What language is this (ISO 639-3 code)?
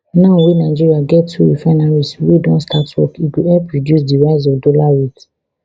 pcm